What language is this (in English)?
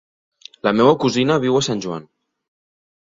Catalan